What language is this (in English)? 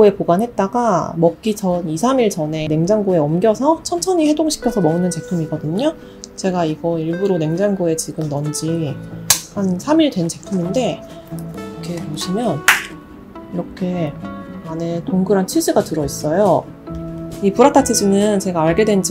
Korean